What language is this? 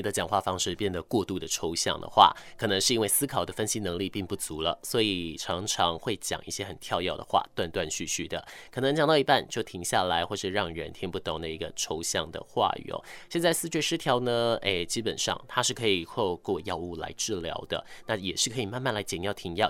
Chinese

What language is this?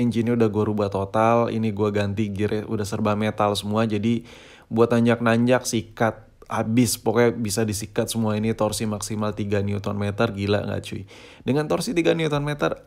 Indonesian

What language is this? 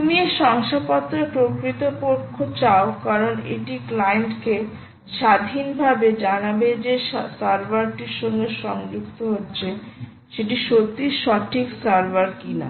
Bangla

